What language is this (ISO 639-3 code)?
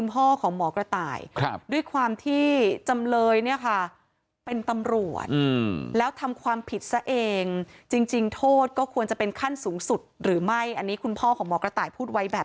tha